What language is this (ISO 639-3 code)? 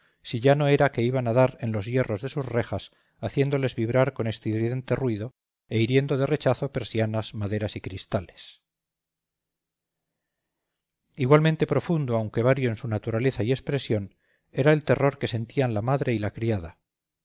spa